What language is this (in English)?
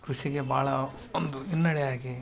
Kannada